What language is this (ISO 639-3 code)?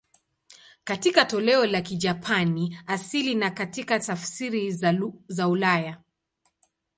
swa